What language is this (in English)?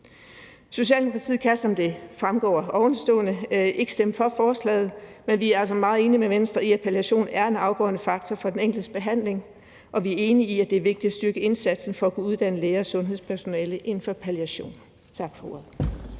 Danish